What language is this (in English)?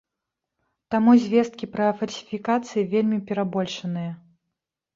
Belarusian